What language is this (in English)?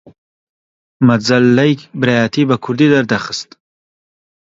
Central Kurdish